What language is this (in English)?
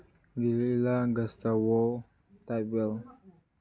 Manipuri